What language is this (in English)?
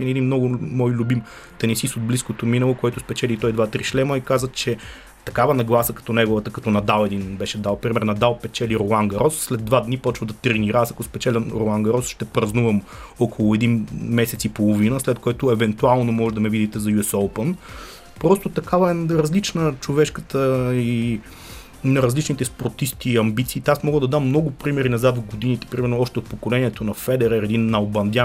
Bulgarian